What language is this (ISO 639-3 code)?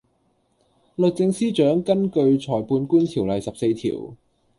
yue